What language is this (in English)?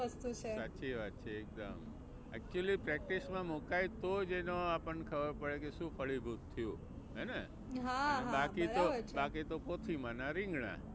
Gujarati